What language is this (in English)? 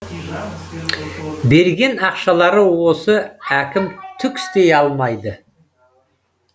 Kazakh